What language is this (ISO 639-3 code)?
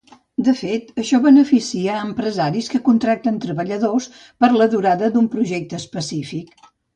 cat